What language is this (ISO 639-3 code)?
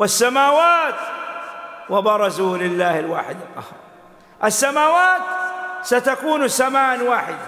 ara